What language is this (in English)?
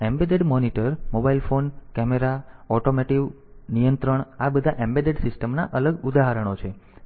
Gujarati